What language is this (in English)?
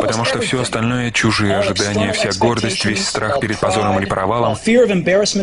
Russian